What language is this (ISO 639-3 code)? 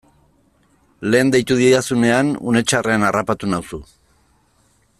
eus